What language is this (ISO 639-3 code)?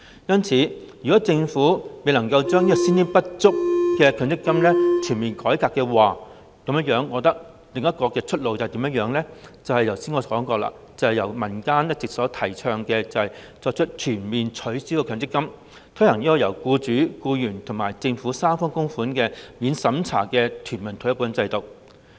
yue